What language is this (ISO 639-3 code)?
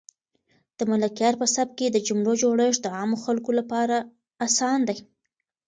pus